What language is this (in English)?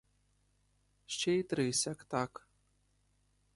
Ukrainian